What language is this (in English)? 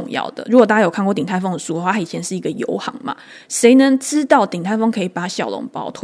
Chinese